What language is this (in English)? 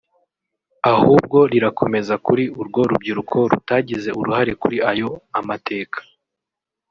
Kinyarwanda